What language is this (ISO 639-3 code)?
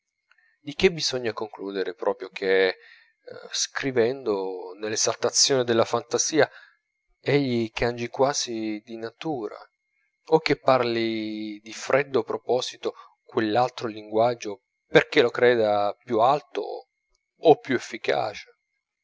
ita